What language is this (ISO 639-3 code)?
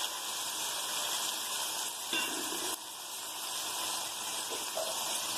ind